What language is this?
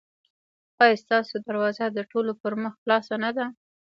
Pashto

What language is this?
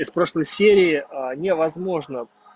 Russian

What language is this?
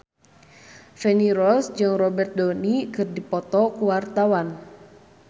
Sundanese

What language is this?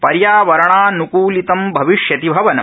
Sanskrit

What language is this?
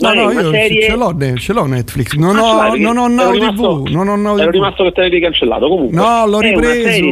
Italian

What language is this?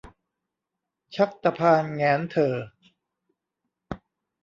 Thai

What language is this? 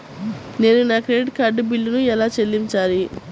Telugu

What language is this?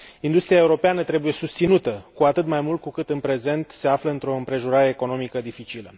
Romanian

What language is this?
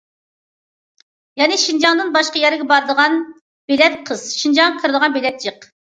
Uyghur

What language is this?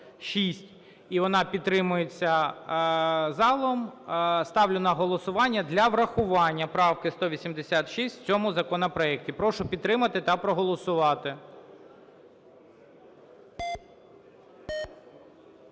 Ukrainian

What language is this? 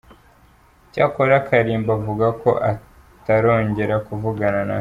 Kinyarwanda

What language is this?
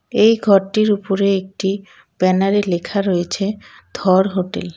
Bangla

